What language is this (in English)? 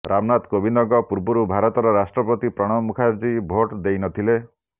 Odia